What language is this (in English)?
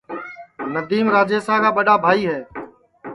Sansi